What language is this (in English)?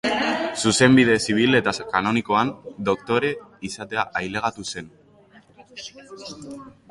Basque